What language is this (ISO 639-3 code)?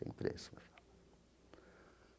por